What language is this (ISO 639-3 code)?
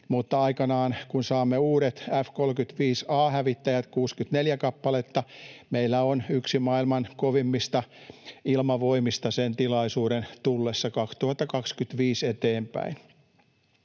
fin